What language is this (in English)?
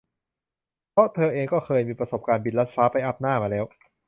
Thai